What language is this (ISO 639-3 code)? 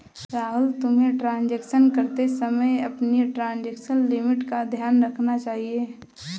hin